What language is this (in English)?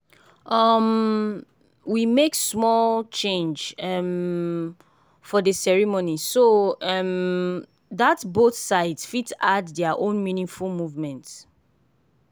Nigerian Pidgin